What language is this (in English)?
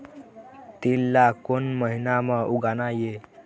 Chhattisgarhi